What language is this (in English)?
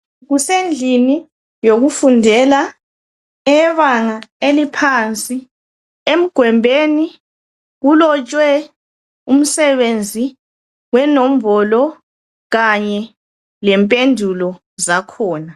North Ndebele